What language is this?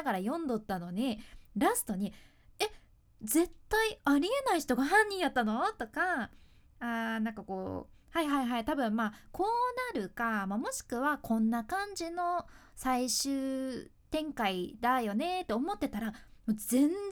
Japanese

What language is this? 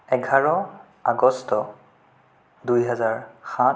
Assamese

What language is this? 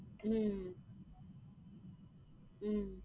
Tamil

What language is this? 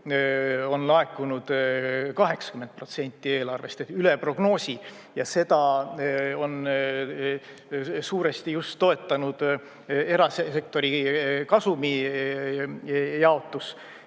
Estonian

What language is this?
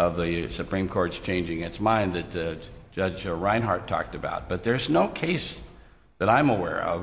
English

